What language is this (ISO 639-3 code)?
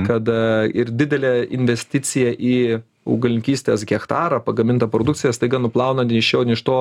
lit